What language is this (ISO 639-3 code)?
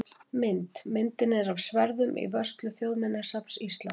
isl